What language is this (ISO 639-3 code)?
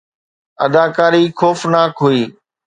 snd